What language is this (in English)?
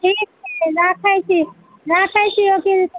Maithili